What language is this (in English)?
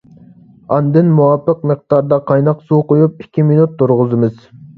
Uyghur